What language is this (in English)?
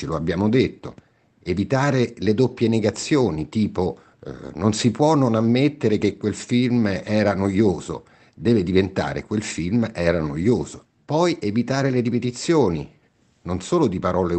Italian